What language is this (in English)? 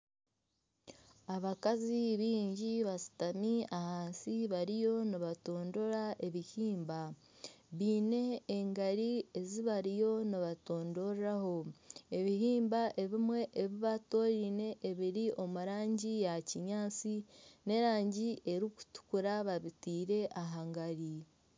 Nyankole